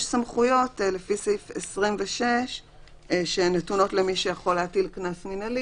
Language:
Hebrew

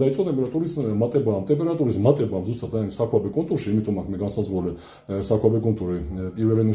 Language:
Georgian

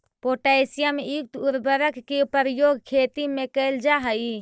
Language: Magahi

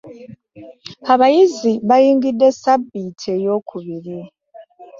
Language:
Ganda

